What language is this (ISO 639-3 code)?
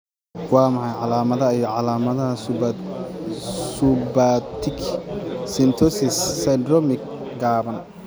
som